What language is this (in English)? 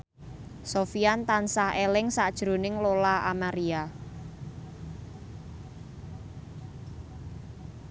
Javanese